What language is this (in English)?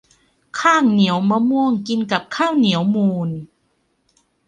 Thai